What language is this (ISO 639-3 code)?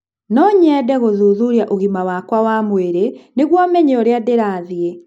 kik